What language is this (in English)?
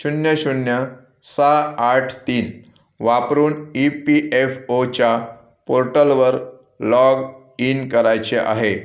Marathi